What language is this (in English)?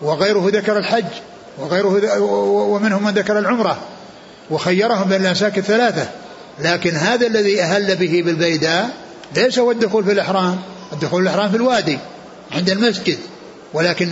Arabic